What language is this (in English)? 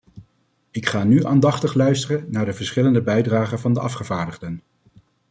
Dutch